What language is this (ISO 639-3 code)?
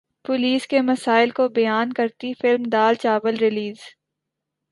urd